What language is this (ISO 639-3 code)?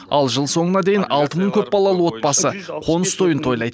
kaz